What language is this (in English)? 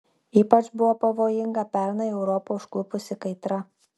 Lithuanian